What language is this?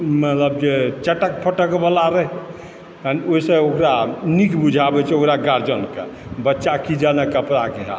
Maithili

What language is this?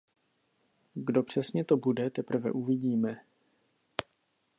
Czech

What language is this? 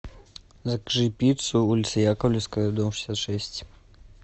Russian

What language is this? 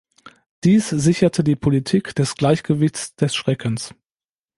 German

